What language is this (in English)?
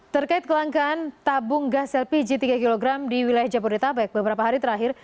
Indonesian